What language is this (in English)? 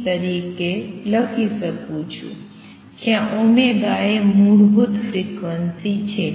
Gujarati